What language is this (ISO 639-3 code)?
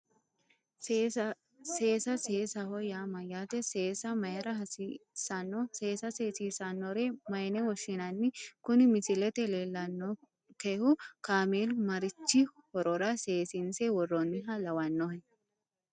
sid